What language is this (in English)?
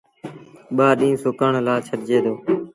Sindhi Bhil